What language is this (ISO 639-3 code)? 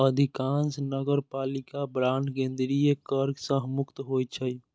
mai